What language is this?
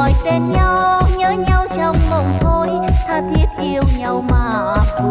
Vietnamese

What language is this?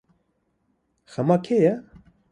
Kurdish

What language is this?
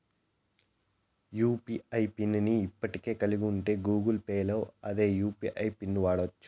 Telugu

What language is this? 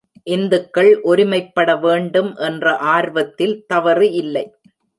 Tamil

